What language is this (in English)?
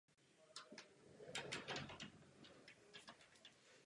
Czech